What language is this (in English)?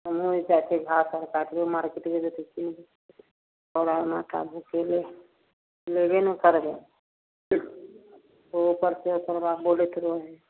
Maithili